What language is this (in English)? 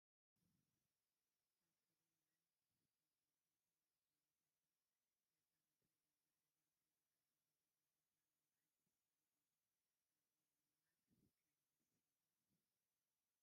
Tigrinya